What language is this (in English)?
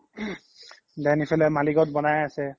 Assamese